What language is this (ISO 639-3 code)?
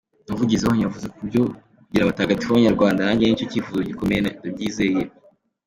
kin